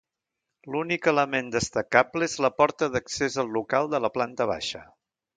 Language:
Catalan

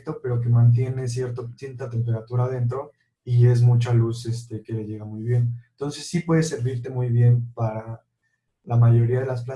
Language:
Spanish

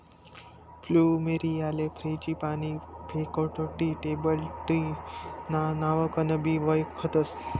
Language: Marathi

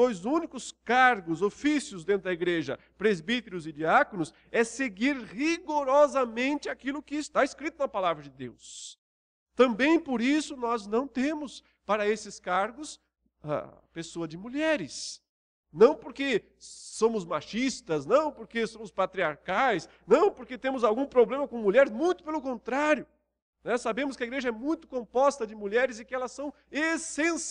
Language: Portuguese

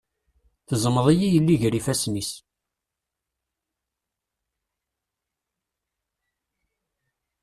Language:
Kabyle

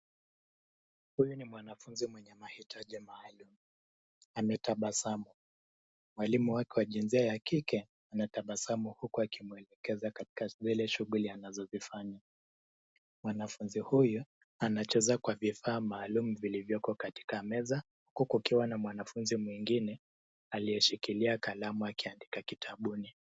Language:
Swahili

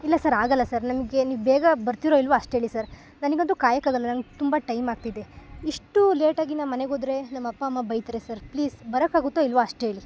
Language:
Kannada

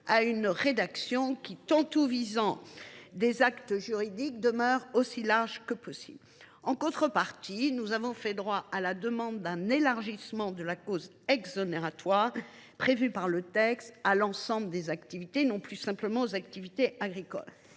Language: French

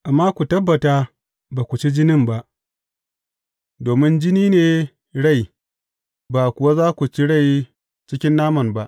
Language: Hausa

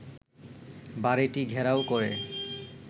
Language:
Bangla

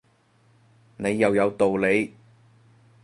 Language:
Cantonese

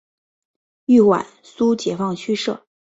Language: Chinese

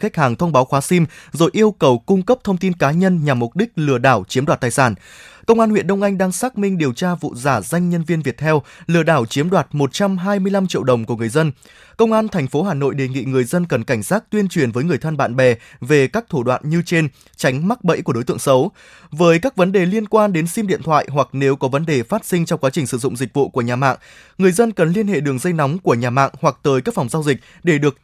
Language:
Vietnamese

